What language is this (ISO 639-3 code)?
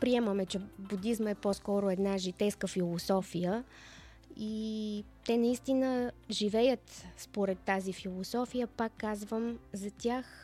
bul